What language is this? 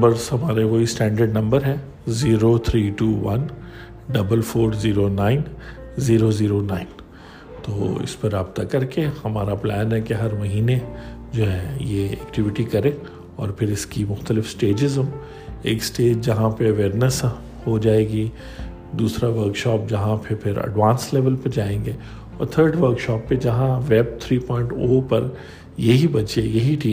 Urdu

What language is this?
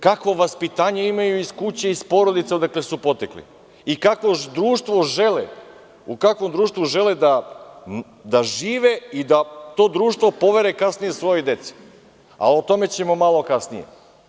Serbian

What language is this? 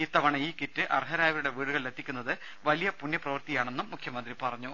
Malayalam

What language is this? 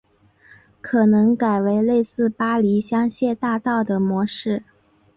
Chinese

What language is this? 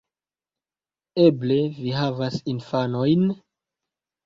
Esperanto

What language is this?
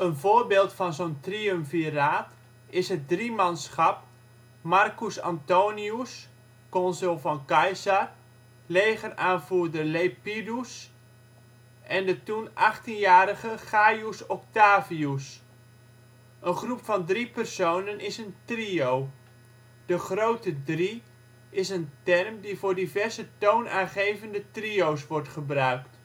Dutch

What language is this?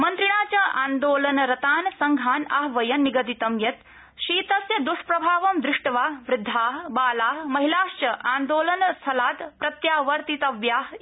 Sanskrit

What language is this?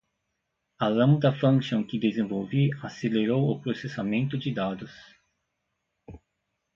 Portuguese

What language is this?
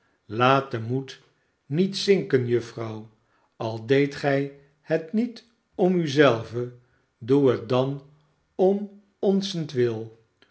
Dutch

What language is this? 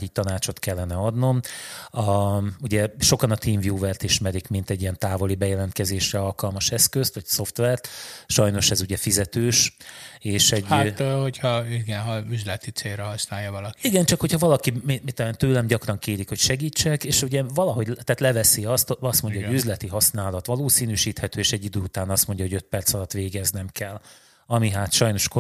Hungarian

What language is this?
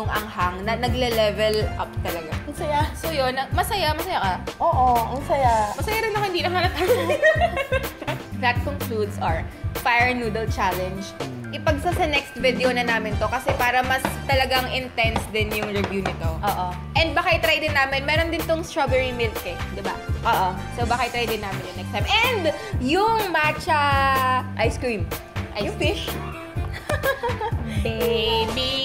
Filipino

